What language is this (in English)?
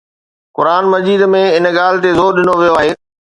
Sindhi